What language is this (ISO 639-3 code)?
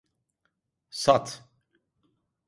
tur